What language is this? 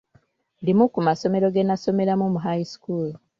Ganda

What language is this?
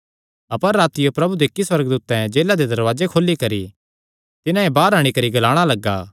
Kangri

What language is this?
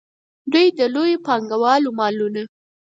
Pashto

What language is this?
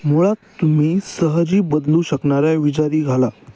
Marathi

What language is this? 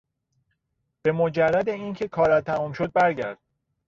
Persian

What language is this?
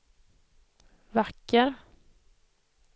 Swedish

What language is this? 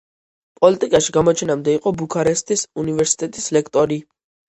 Georgian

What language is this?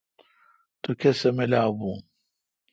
Kalkoti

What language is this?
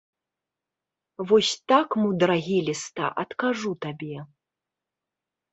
Belarusian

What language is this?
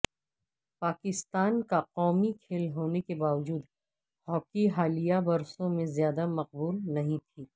Urdu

